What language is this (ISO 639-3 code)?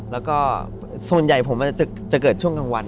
tha